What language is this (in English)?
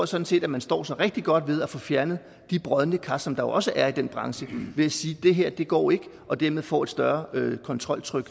Danish